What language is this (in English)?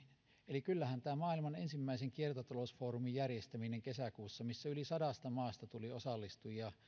Finnish